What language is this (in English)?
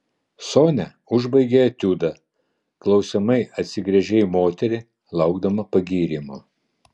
Lithuanian